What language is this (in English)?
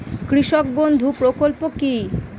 Bangla